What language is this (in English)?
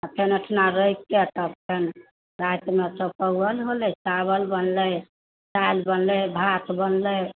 Maithili